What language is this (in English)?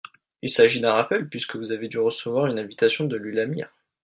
French